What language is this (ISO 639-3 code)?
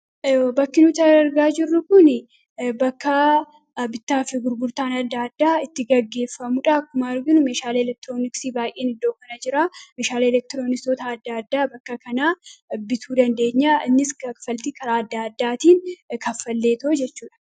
orm